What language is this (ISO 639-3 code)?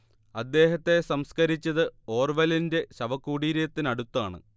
mal